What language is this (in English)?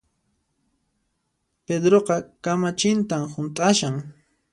Puno Quechua